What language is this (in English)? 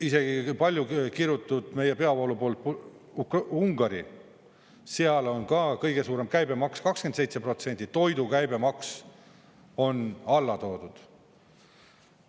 Estonian